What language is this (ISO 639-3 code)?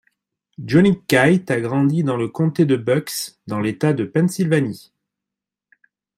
fra